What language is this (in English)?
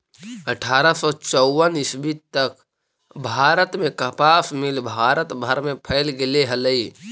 Magahi